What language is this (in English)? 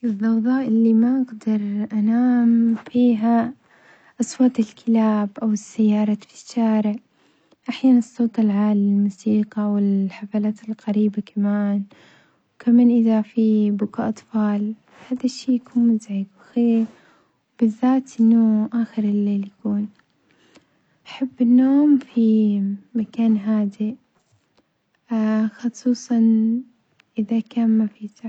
Omani Arabic